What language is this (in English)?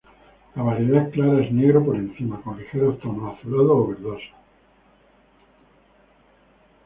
Spanish